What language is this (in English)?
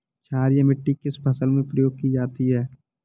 Hindi